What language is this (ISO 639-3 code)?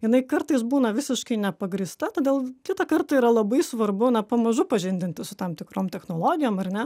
lit